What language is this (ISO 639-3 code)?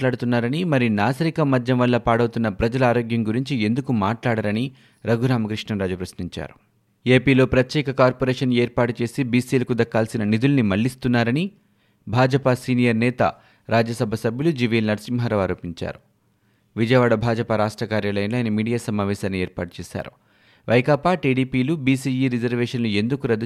tel